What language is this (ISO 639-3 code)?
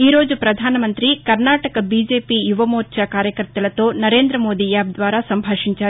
tel